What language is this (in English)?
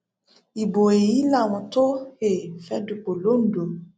Yoruba